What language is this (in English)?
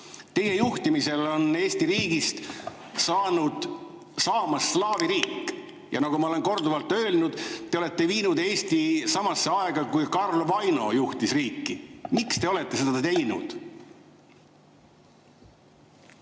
Estonian